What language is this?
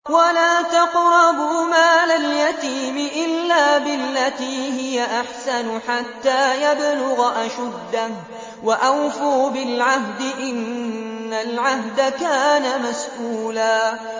Arabic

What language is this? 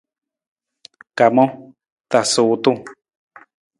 Nawdm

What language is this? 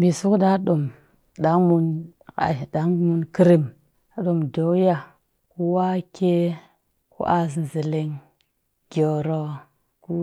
Cakfem-Mushere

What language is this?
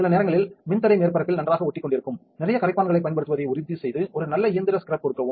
Tamil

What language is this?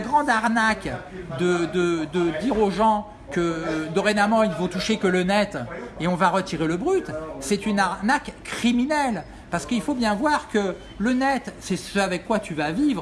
French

